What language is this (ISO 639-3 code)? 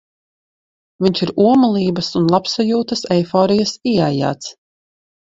lav